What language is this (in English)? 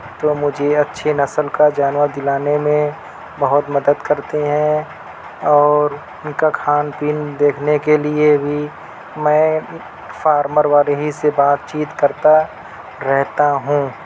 Urdu